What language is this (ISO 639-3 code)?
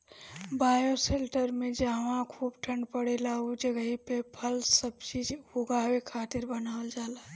bho